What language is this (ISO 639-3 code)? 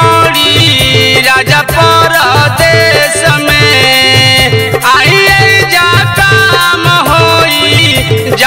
hin